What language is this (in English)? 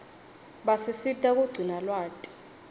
Swati